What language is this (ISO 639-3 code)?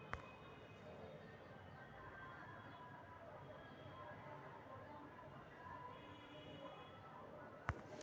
mag